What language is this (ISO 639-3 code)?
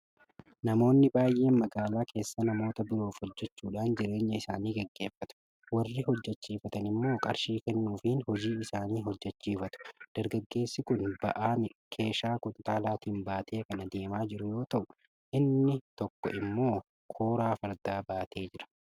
orm